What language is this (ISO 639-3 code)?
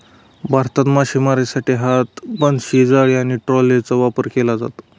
mar